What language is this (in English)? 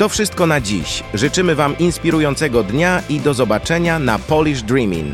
Polish